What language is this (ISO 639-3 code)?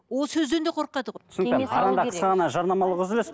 kaz